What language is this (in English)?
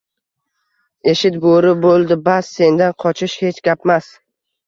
Uzbek